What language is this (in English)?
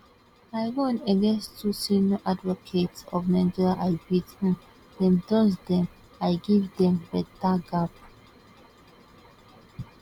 Nigerian Pidgin